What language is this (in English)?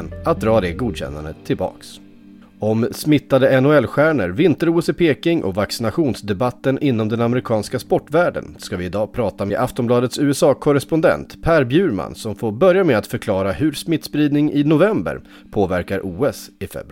Swedish